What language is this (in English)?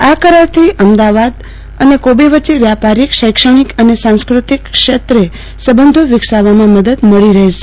Gujarati